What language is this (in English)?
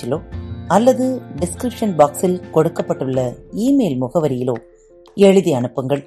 Tamil